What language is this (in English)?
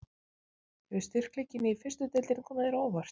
Icelandic